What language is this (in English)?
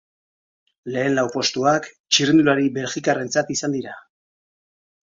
Basque